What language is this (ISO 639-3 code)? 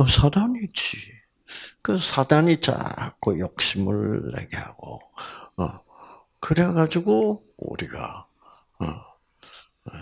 kor